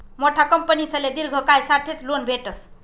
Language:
Marathi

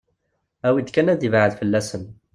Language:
Kabyle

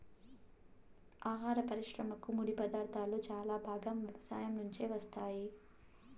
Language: Telugu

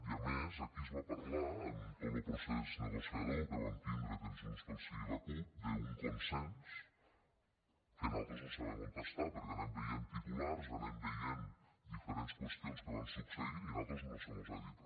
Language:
Catalan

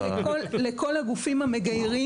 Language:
Hebrew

